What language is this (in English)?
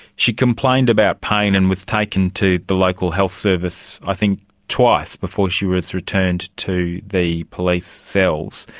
English